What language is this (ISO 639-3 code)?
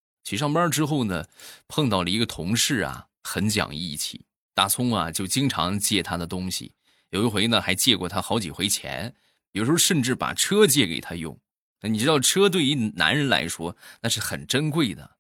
zho